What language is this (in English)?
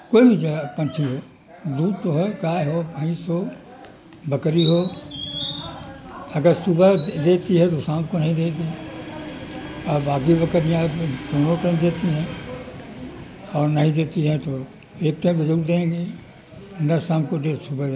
Urdu